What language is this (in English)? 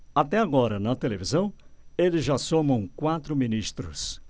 Portuguese